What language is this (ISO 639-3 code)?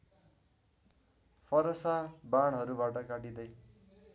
nep